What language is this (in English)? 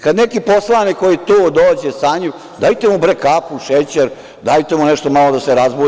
Serbian